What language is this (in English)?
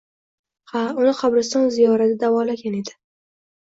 Uzbek